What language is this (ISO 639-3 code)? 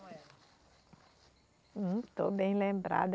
por